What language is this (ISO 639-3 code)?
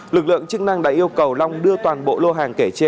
vie